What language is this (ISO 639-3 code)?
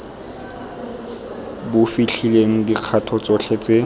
tsn